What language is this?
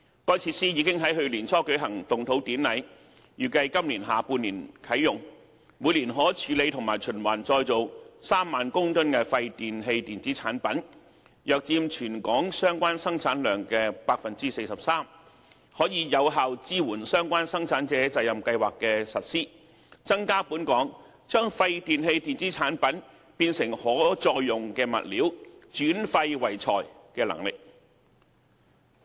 Cantonese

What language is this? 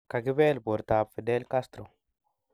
Kalenjin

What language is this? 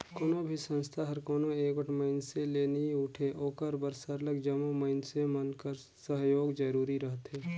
Chhattisgarhi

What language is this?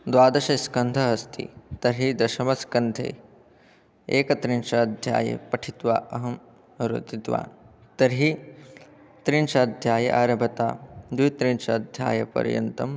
Sanskrit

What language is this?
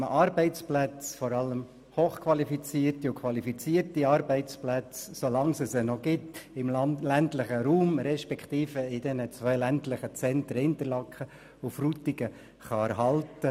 Swiss German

